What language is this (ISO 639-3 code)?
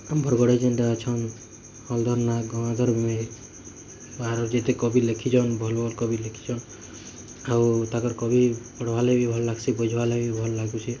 ori